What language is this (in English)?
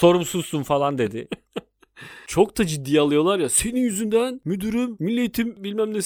Turkish